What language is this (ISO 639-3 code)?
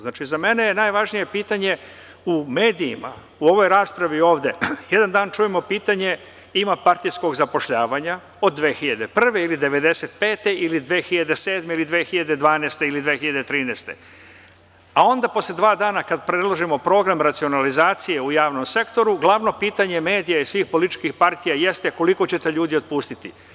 srp